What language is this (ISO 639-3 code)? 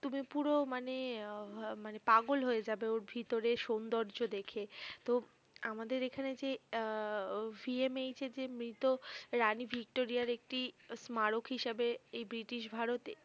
ben